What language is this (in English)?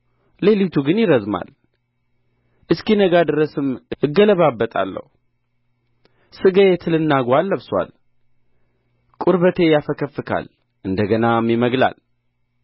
Amharic